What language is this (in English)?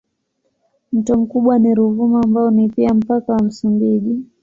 Swahili